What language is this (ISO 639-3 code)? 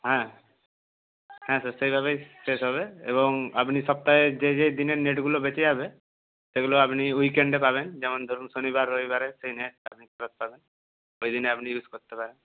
ben